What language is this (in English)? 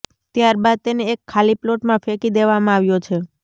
Gujarati